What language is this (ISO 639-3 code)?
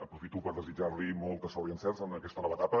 cat